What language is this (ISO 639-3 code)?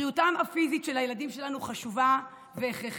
heb